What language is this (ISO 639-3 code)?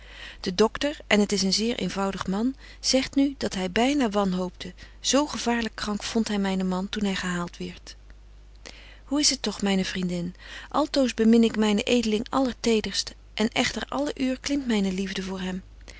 nld